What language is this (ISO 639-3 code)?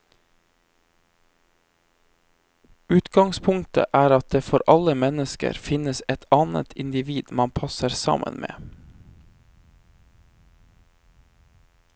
nor